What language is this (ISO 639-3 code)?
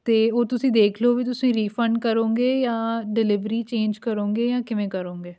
pan